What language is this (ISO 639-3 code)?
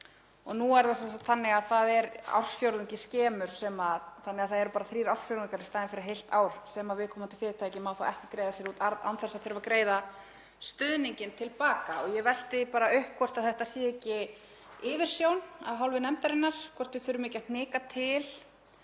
isl